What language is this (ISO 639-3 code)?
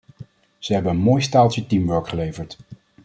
nld